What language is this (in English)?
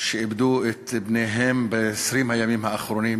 Hebrew